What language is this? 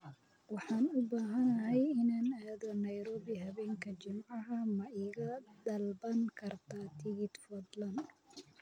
Somali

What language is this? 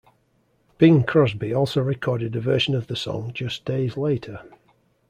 English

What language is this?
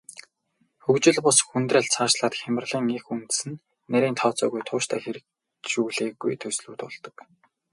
Mongolian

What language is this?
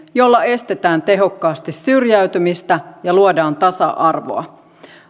Finnish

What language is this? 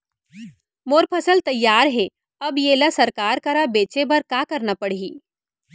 Chhattisgarhi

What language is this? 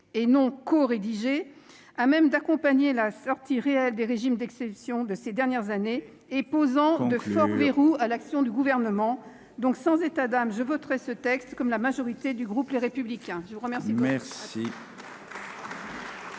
French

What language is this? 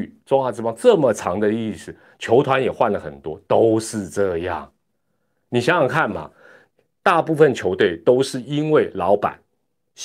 Chinese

